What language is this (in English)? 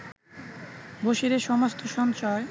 Bangla